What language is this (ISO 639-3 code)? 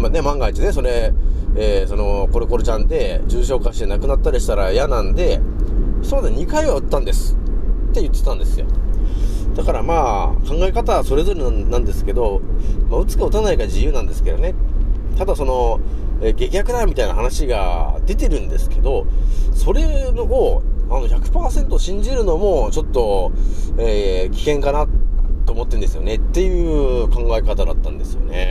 jpn